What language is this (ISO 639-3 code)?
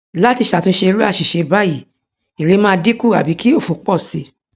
yor